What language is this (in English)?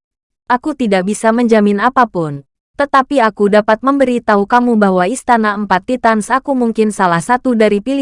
Indonesian